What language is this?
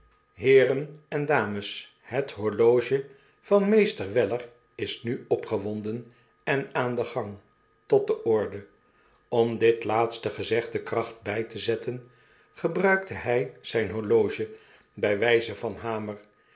Dutch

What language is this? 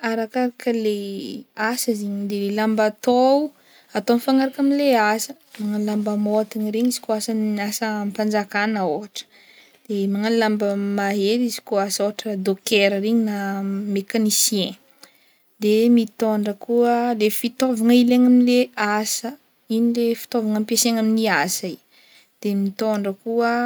Northern Betsimisaraka Malagasy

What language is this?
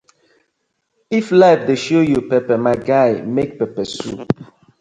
Nigerian Pidgin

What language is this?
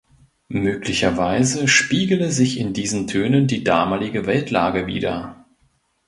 German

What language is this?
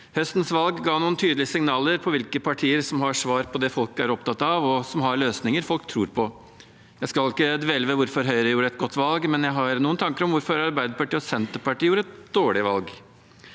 Norwegian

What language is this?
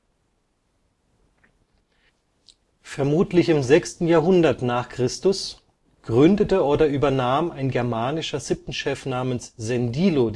German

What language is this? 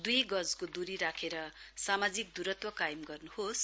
Nepali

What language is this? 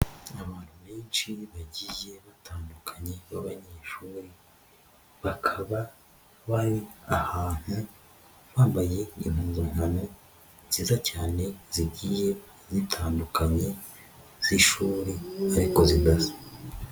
Kinyarwanda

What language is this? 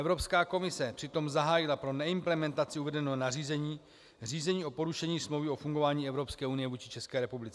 Czech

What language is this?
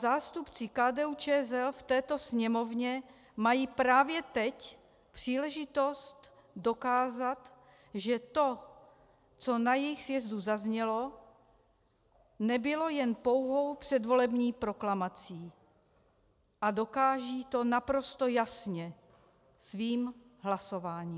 Czech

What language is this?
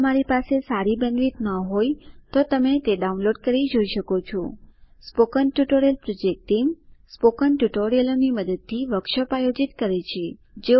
Gujarati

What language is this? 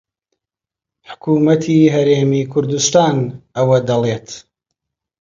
Central Kurdish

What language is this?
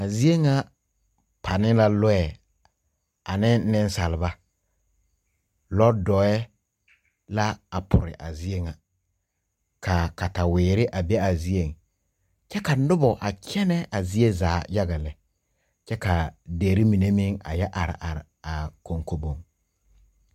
Southern Dagaare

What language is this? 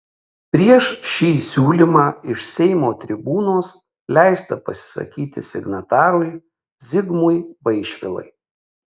Lithuanian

